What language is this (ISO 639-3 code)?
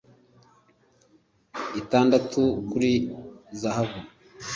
kin